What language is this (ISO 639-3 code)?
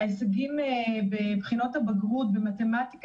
heb